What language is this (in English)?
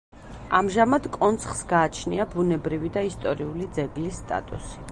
Georgian